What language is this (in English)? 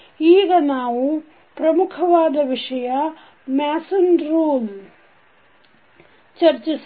Kannada